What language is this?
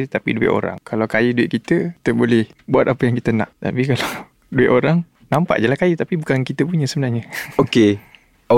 Malay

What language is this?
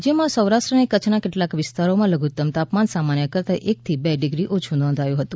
Gujarati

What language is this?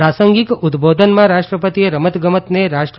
Gujarati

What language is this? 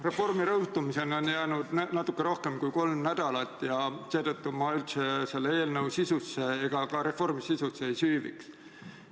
Estonian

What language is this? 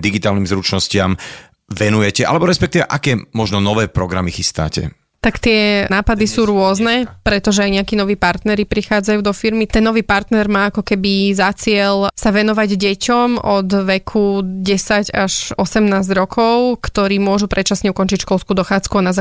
Slovak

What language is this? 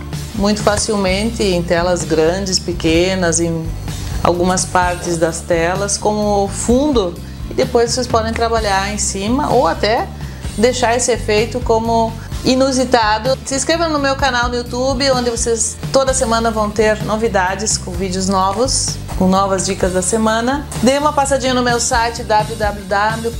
Portuguese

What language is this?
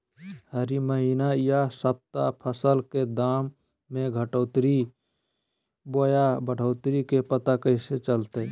Magahi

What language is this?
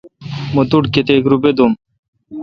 Kalkoti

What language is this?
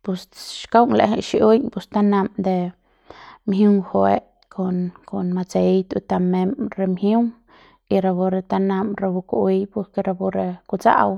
Central Pame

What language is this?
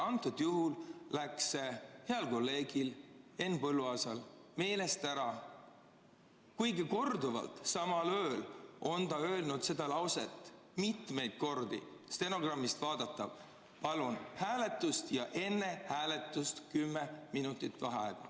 Estonian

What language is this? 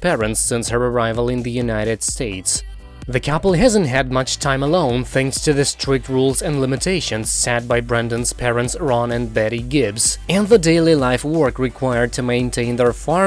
English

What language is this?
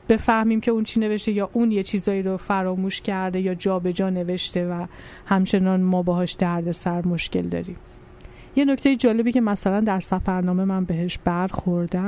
Persian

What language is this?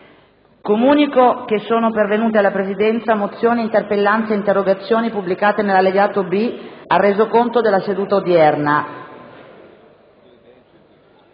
Italian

